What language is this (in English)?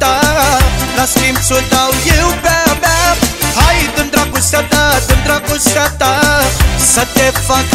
Romanian